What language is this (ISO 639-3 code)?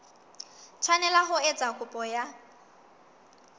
sot